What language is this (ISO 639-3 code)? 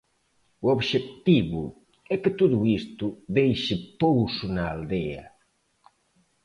glg